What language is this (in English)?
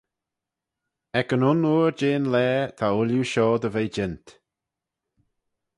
Manx